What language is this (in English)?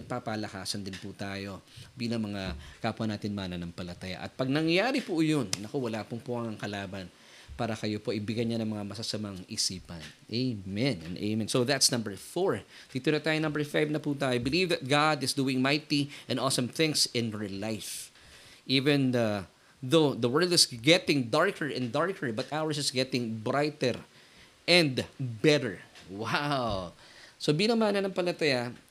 Filipino